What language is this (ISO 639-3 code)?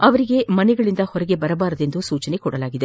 kan